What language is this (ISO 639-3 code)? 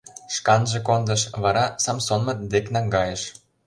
chm